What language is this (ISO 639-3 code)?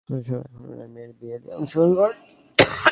ben